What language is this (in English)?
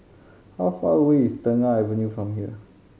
English